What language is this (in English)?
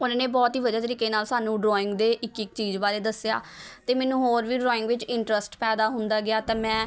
Punjabi